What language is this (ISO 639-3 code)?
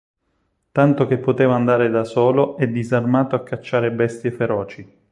ita